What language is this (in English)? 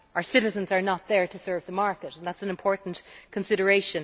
English